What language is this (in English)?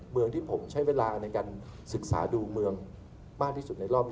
Thai